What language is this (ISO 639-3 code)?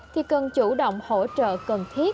vie